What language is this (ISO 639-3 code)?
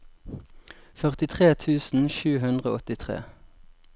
nor